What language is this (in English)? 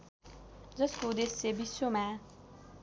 Nepali